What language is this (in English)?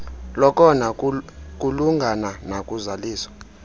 Xhosa